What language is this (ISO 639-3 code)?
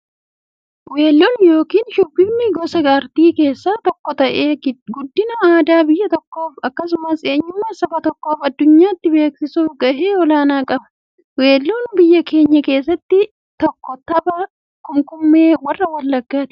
orm